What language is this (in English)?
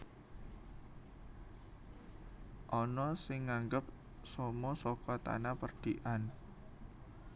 Javanese